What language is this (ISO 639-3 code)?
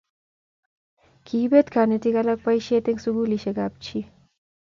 kln